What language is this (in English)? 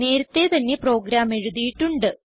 Malayalam